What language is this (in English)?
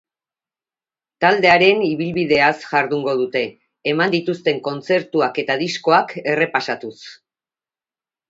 Basque